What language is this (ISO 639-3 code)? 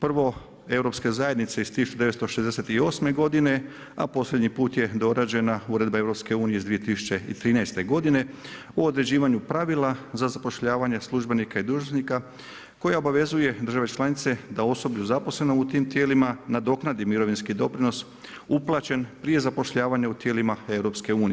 hrv